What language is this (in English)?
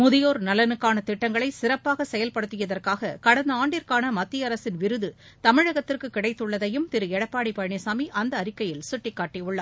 Tamil